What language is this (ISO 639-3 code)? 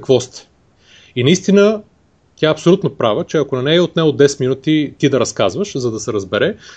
bul